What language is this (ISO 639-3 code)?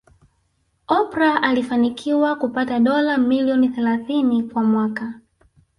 swa